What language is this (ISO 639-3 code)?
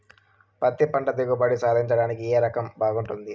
tel